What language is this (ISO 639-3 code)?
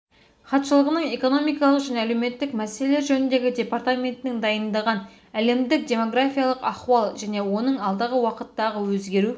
kaz